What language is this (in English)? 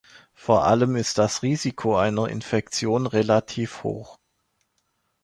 German